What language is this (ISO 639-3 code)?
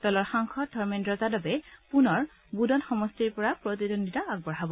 asm